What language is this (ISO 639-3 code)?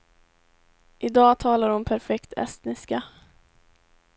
swe